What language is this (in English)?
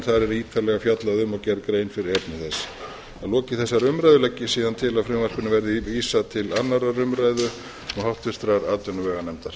Icelandic